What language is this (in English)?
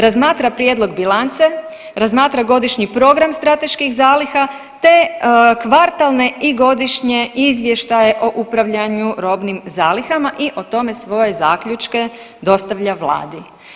Croatian